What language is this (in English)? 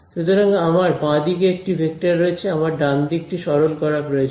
Bangla